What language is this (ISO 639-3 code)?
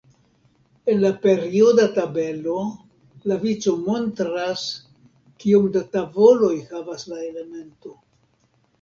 epo